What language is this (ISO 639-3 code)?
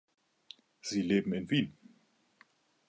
deu